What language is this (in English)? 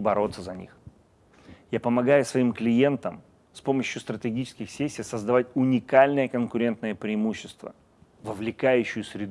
Russian